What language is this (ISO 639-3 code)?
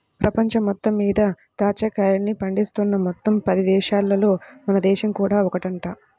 tel